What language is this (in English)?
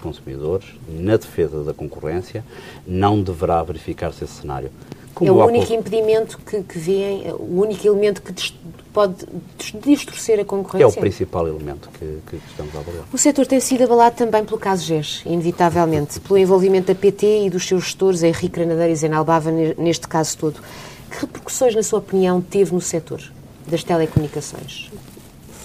Portuguese